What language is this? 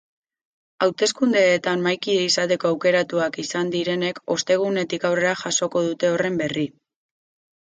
Basque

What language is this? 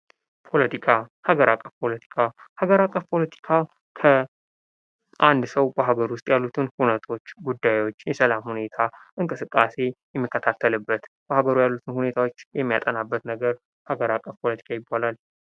Amharic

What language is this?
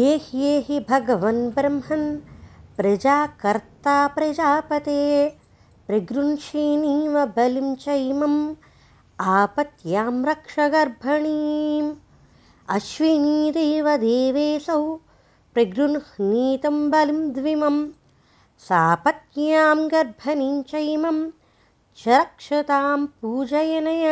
Telugu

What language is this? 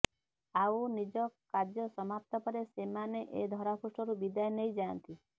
Odia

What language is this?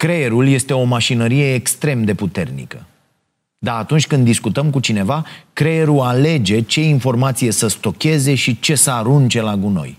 Romanian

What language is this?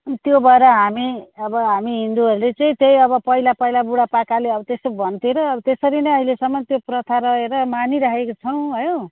Nepali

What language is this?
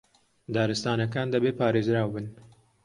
Central Kurdish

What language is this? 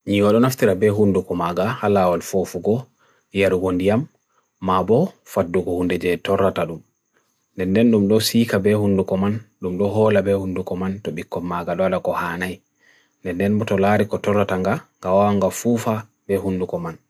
Bagirmi Fulfulde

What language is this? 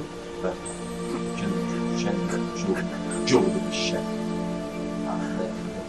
Italian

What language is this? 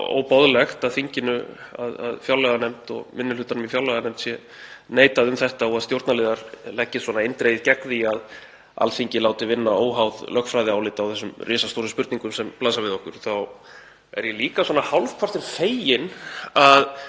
Icelandic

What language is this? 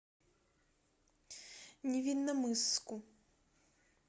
Russian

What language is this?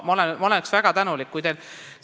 Estonian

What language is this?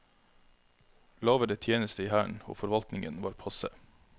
Norwegian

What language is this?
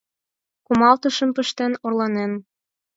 Mari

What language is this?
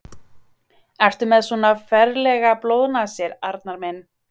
Icelandic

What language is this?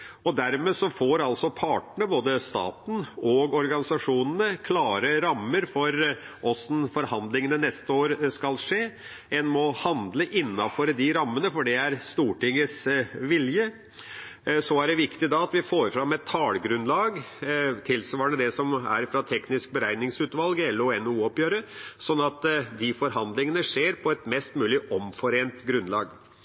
Norwegian Bokmål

